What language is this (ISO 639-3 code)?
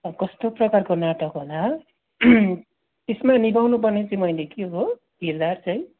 nep